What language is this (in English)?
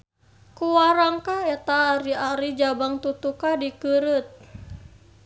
Sundanese